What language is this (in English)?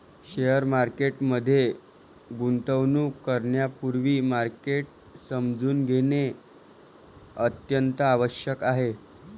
Marathi